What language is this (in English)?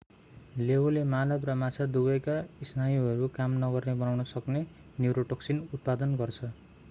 Nepali